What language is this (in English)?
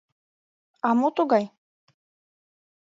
Mari